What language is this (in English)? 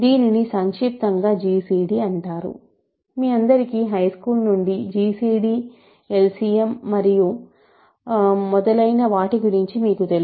Telugu